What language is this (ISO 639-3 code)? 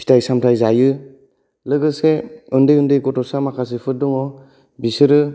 brx